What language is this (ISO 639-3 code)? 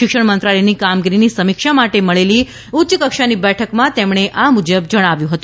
guj